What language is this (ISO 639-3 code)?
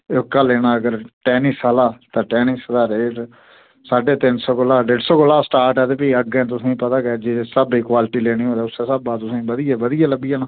doi